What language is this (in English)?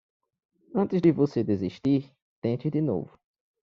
Portuguese